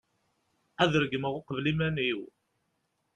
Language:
Kabyle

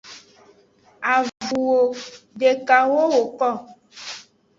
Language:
Aja (Benin)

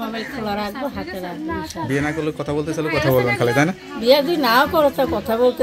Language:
Romanian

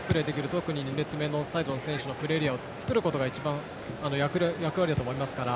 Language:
Japanese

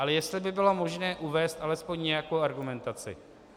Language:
Czech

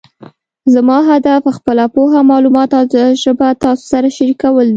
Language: Pashto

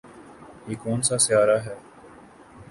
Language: Urdu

